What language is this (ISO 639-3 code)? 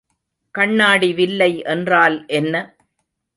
tam